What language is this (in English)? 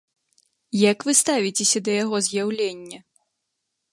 Belarusian